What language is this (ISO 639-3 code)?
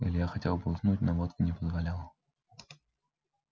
rus